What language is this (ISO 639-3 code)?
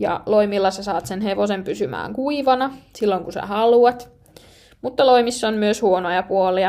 fin